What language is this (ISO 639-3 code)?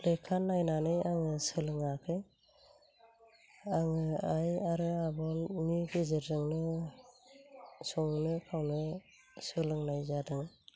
brx